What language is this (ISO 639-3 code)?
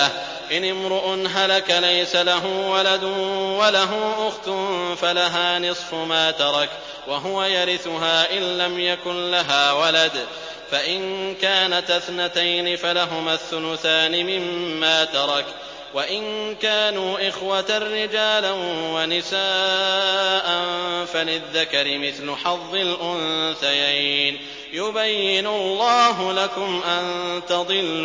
ara